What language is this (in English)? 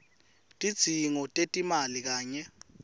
Swati